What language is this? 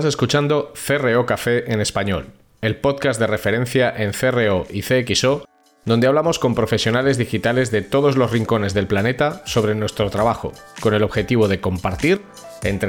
Spanish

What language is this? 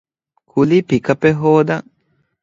Divehi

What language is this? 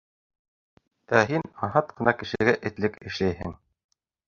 Bashkir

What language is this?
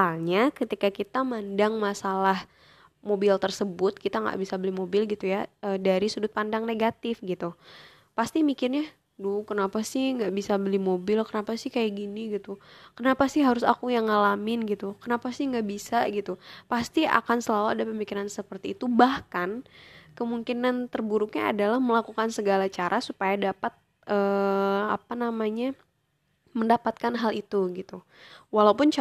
Indonesian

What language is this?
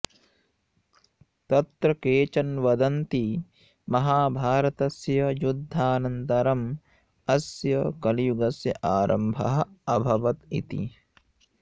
Sanskrit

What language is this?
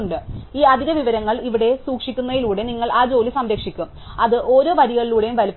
Malayalam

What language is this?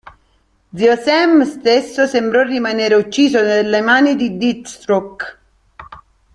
Italian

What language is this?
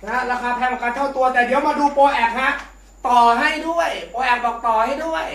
Thai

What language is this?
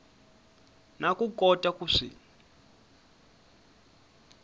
Tsonga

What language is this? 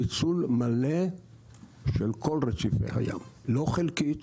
Hebrew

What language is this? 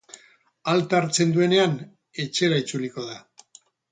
Basque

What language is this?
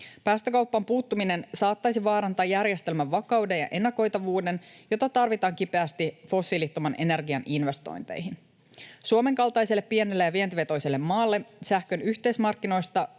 Finnish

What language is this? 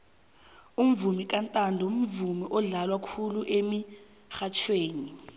South Ndebele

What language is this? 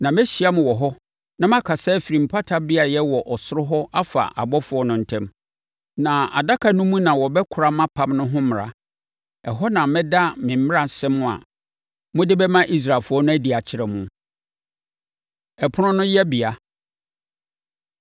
Akan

